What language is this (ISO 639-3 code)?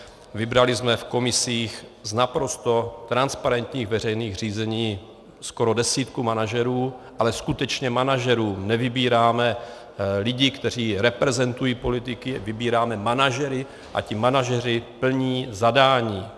ces